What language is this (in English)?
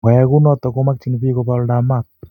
Kalenjin